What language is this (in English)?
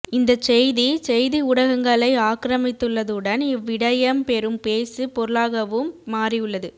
Tamil